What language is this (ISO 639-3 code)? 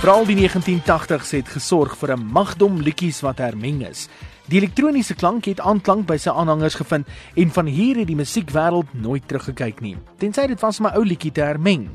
nld